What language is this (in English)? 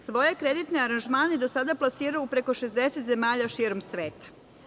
Serbian